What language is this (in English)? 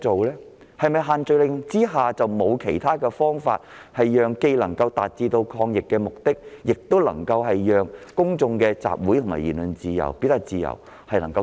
Cantonese